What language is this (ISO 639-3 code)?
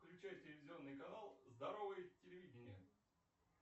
rus